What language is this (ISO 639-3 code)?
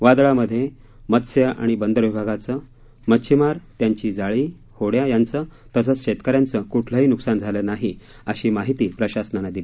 mar